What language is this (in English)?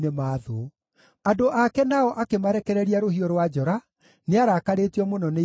Kikuyu